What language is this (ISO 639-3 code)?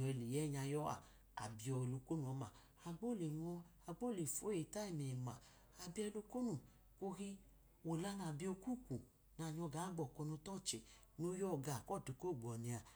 idu